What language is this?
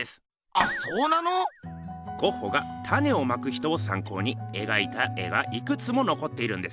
Japanese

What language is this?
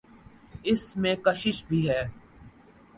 Urdu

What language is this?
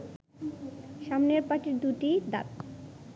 Bangla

